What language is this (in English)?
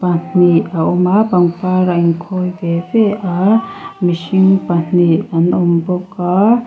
Mizo